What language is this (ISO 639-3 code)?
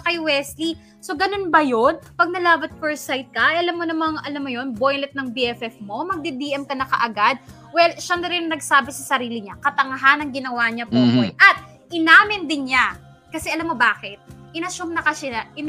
fil